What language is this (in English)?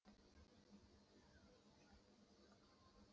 Kazakh